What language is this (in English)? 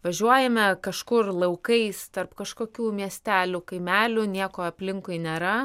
Lithuanian